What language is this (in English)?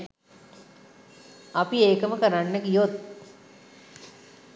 Sinhala